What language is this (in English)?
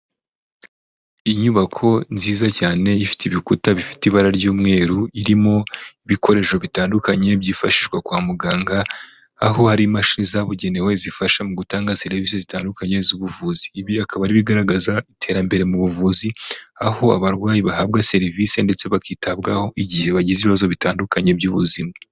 Kinyarwanda